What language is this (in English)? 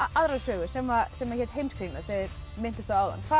Icelandic